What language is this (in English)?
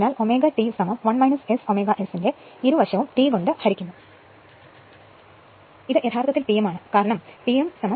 Malayalam